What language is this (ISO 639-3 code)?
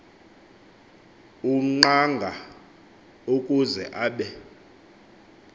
xho